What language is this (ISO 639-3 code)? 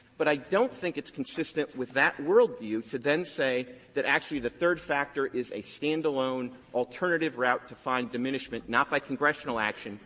eng